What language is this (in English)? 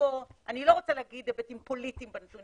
Hebrew